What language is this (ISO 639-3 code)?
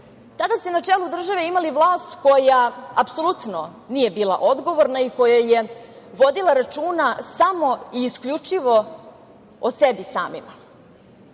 srp